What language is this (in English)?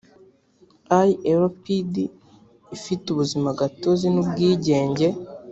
Kinyarwanda